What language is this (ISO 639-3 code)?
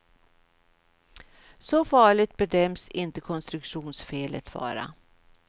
swe